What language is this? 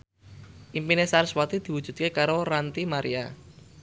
Javanese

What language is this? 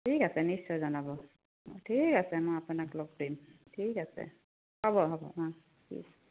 Assamese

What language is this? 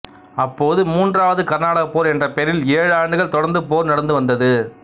Tamil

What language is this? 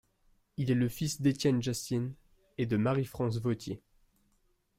French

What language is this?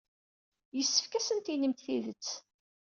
Kabyle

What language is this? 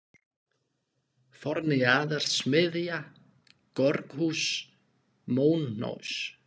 Icelandic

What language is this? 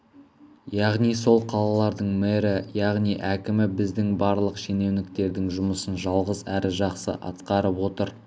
Kazakh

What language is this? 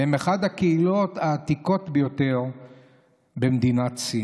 Hebrew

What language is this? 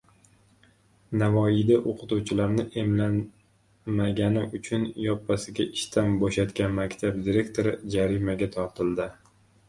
Uzbek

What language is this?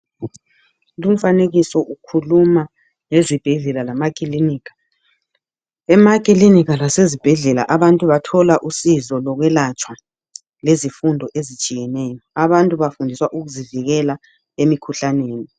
North Ndebele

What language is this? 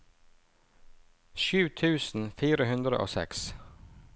Norwegian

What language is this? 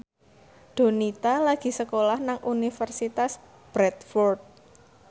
Javanese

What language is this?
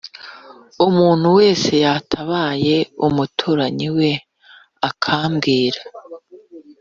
Kinyarwanda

